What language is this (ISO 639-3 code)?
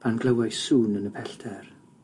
cym